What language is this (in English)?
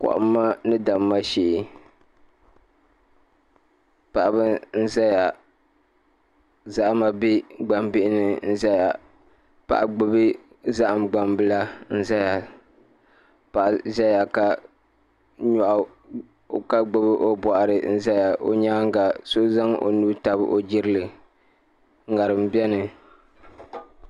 Dagbani